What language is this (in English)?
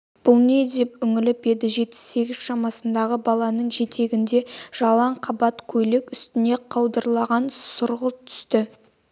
Kazakh